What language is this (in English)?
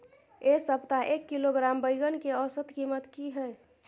Maithili